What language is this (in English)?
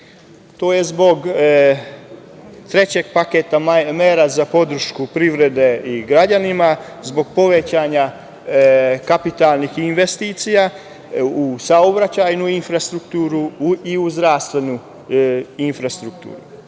Serbian